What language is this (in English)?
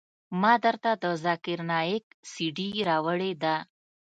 Pashto